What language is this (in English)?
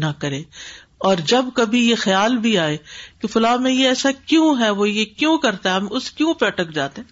Urdu